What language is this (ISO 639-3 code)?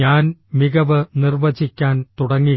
mal